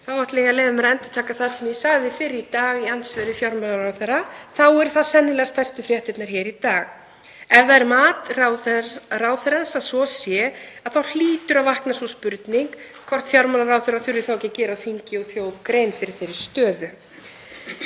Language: Icelandic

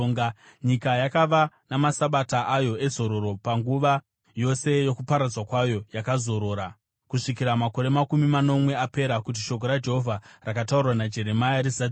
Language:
Shona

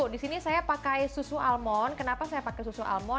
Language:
Indonesian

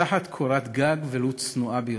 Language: Hebrew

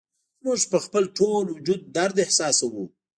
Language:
Pashto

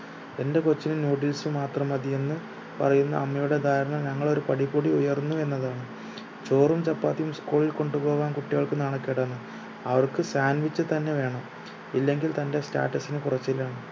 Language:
Malayalam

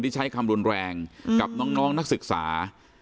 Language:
Thai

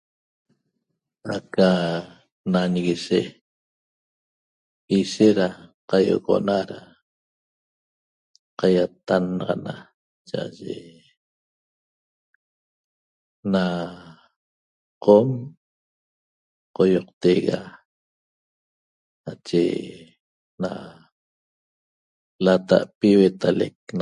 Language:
Toba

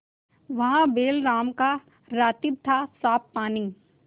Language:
Hindi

